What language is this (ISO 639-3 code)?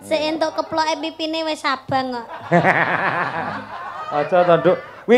ind